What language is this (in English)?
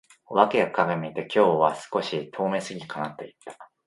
Japanese